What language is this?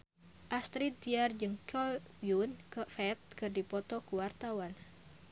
Sundanese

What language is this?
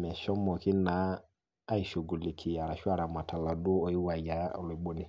Masai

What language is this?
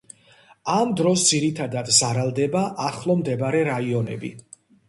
Georgian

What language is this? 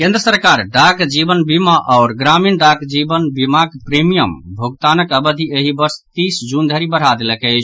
Maithili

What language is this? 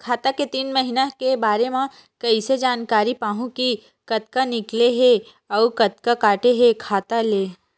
Chhattisgarhi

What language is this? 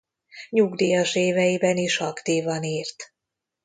Hungarian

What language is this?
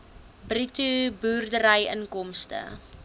Afrikaans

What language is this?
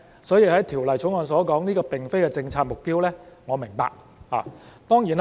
Cantonese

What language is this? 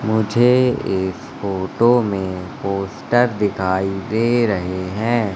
Hindi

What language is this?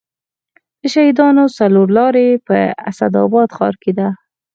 Pashto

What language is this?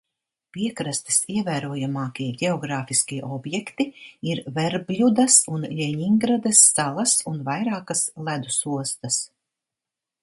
Latvian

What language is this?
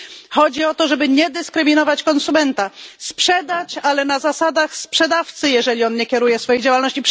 Polish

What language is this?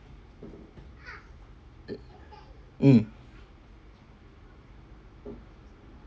English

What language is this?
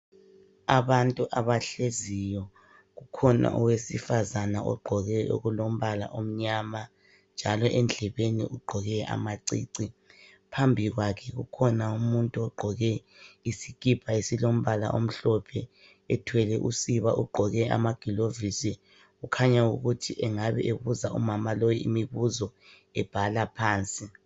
North Ndebele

